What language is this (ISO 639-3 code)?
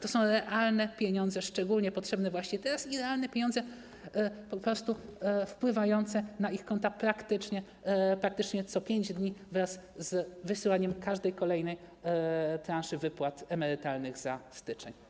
pol